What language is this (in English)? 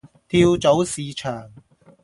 Cantonese